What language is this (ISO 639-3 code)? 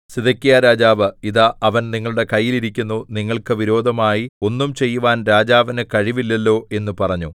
mal